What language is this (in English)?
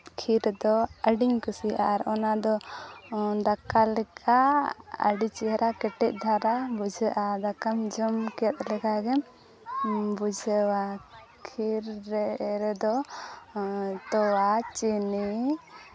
Santali